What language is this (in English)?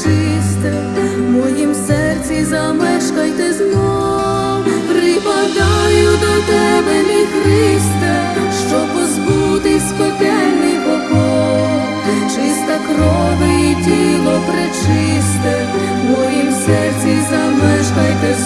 Ukrainian